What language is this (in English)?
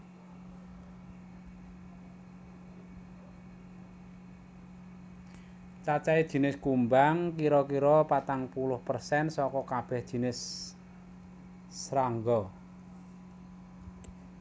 Javanese